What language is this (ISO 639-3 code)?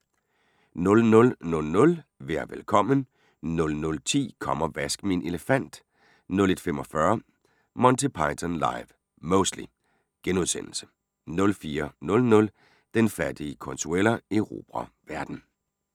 dan